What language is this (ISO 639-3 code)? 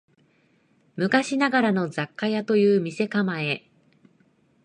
jpn